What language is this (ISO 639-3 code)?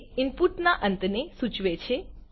guj